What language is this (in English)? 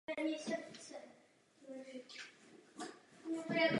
Czech